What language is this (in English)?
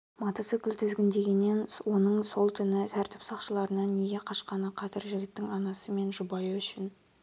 Kazakh